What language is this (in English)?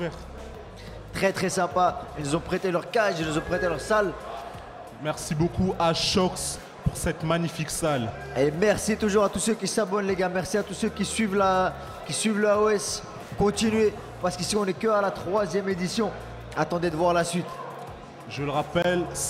French